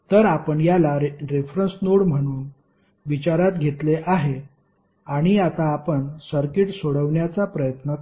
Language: Marathi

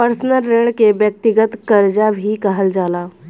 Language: Bhojpuri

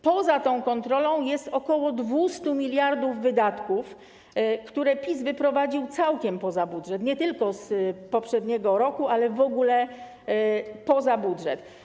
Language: Polish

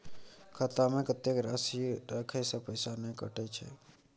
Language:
Maithili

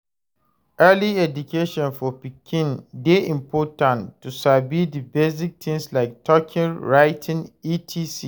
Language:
Nigerian Pidgin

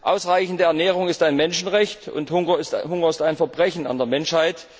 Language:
German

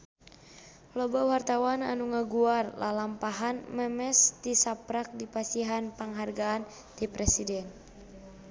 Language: Sundanese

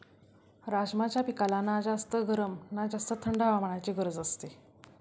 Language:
Marathi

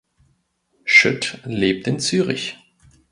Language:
German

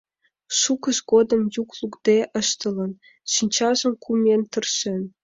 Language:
Mari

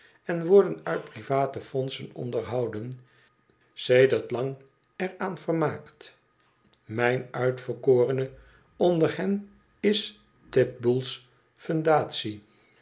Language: Dutch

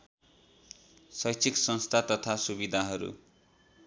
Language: Nepali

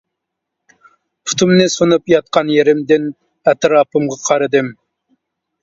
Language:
Uyghur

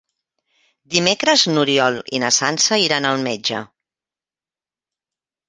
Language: Catalan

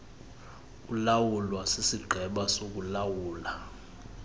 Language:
Xhosa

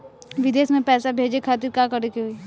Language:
Bhojpuri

